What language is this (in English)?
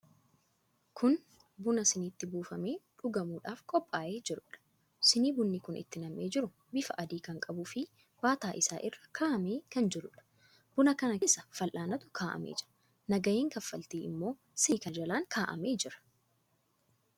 Oromo